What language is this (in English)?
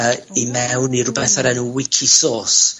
Welsh